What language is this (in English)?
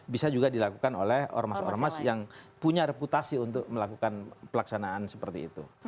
Indonesian